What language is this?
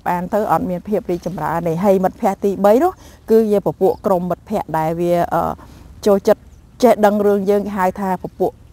Vietnamese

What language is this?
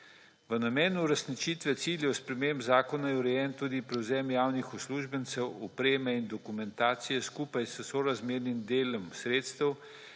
Slovenian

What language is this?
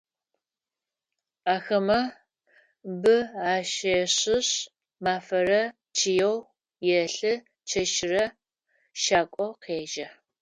Adyghe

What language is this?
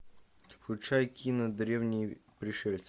Russian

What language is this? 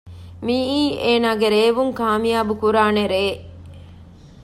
Divehi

